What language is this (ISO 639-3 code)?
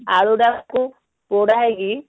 ori